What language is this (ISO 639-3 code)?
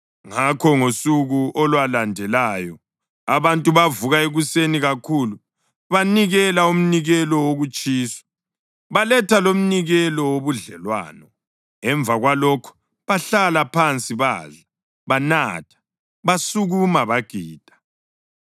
nde